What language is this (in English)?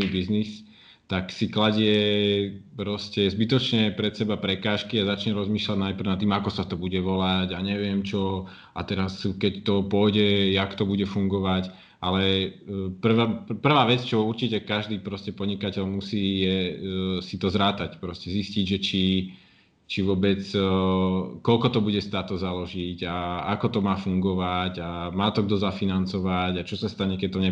Slovak